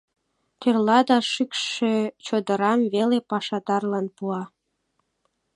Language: Mari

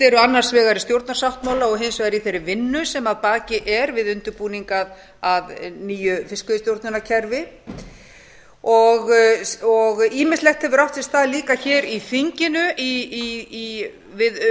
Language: Icelandic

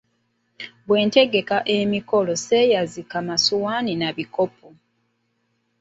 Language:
Ganda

